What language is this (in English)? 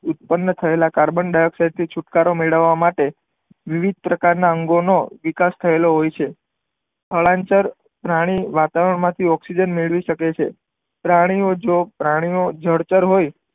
Gujarati